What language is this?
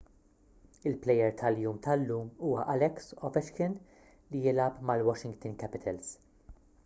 Maltese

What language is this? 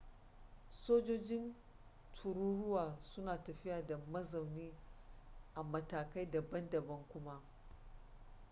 Hausa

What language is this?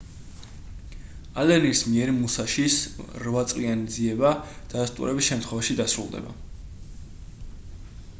Georgian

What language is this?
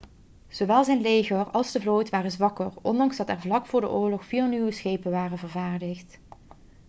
Dutch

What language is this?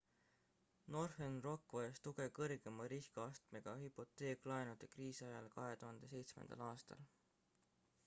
Estonian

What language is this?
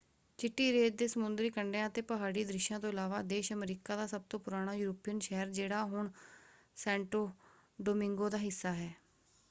Punjabi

